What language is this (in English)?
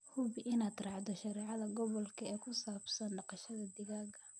Somali